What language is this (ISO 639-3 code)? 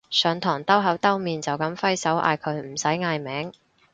yue